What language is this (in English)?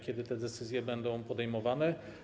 Polish